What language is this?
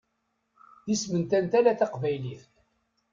Kabyle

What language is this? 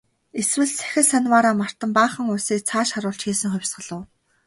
Mongolian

